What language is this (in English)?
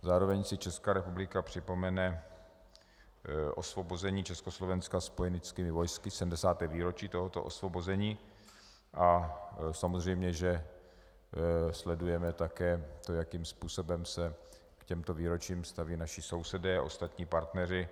Czech